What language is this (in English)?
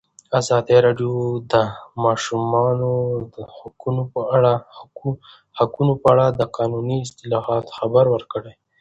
Pashto